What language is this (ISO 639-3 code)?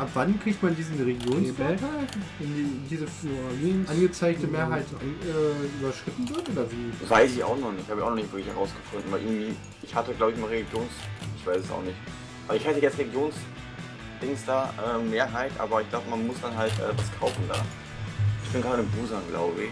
deu